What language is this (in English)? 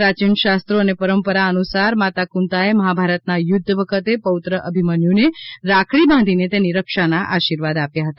Gujarati